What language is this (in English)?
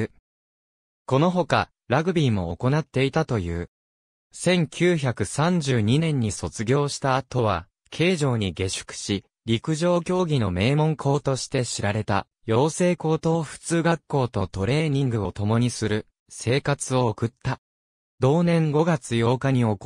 Japanese